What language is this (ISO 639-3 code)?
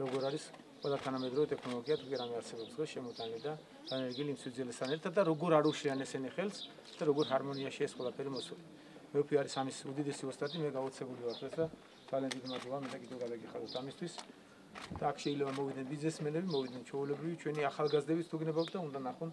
ara